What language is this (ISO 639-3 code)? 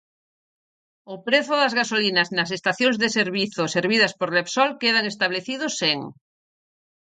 glg